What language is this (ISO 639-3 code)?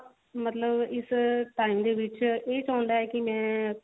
pan